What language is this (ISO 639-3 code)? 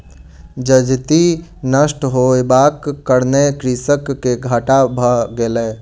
mai